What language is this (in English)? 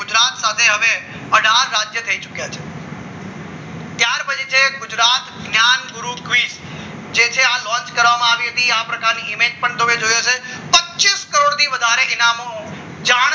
Gujarati